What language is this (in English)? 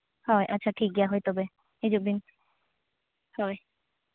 Santali